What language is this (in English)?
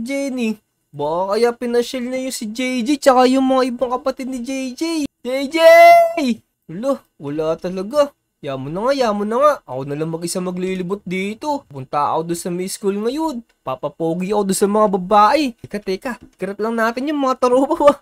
Filipino